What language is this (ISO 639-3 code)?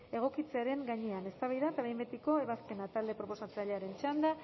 eus